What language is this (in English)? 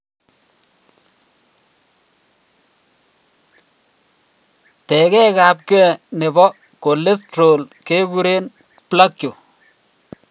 Kalenjin